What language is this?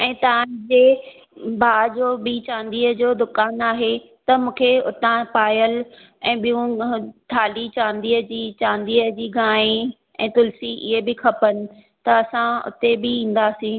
Sindhi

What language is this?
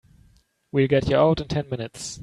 English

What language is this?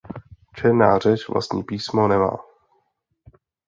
Czech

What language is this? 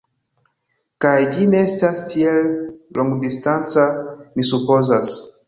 Esperanto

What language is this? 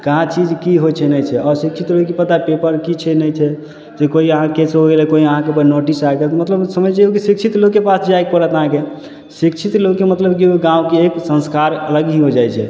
Maithili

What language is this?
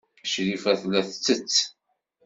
Kabyle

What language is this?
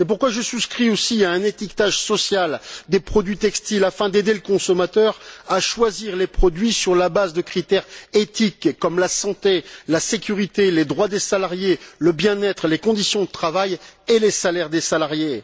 French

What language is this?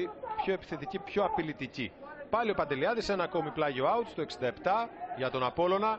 Greek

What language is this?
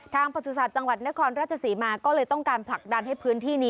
Thai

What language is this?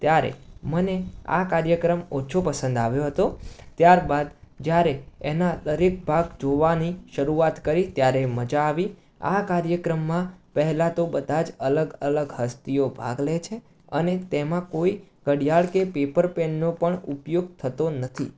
Gujarati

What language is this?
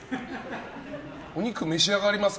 Japanese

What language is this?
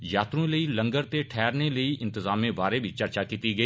Dogri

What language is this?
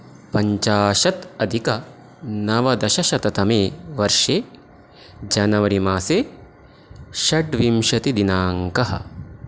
Sanskrit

